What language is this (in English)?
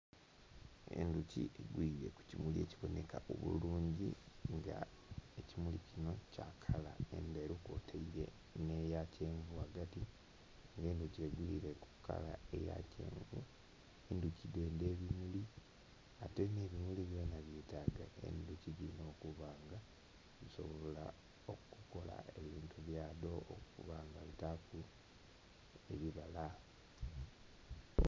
Soga